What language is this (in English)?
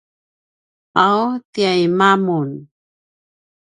Paiwan